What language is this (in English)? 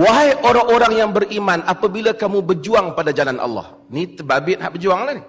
Malay